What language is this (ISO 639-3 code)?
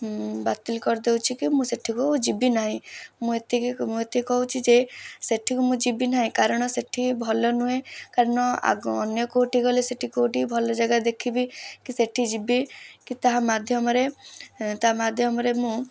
ori